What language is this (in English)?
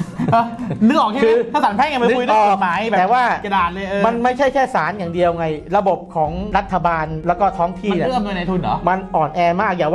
Thai